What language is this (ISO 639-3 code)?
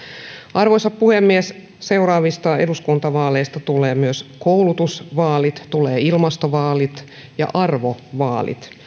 fin